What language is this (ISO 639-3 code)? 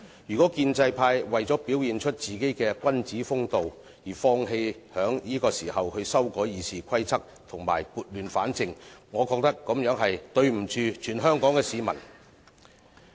yue